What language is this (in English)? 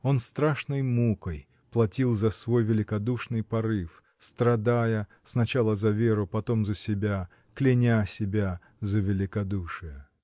Russian